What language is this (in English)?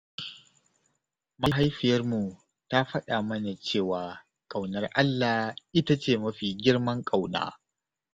Hausa